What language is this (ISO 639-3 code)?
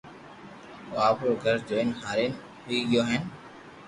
lrk